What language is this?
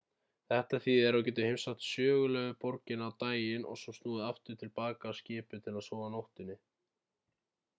Icelandic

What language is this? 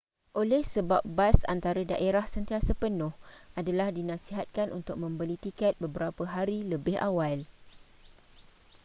Malay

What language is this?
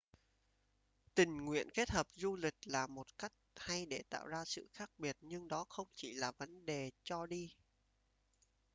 Vietnamese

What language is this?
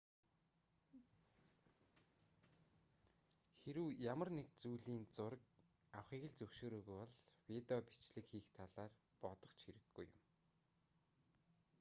Mongolian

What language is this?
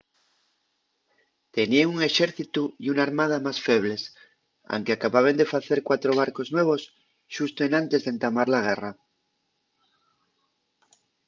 Asturian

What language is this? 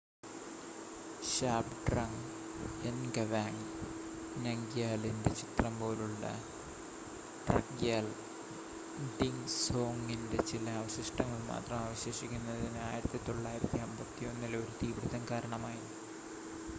Malayalam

